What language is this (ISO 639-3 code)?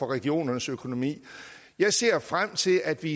dan